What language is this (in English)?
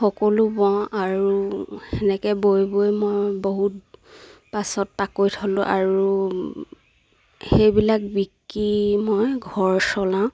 Assamese